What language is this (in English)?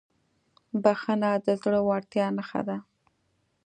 Pashto